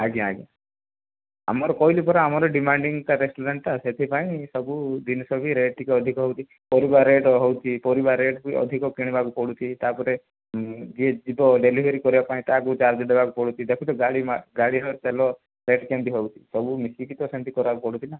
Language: Odia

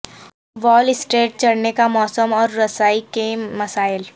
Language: Urdu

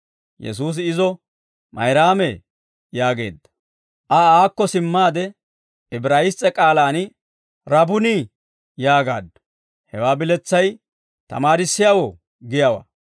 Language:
Dawro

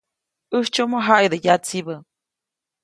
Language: Copainalá Zoque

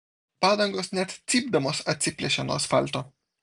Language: Lithuanian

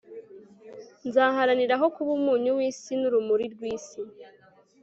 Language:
Kinyarwanda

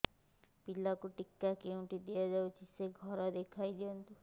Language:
Odia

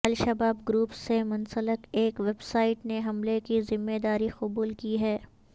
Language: Urdu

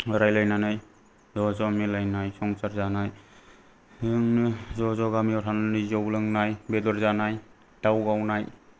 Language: Bodo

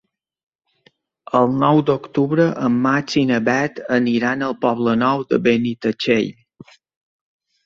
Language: Catalan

